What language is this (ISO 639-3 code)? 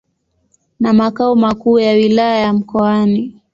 swa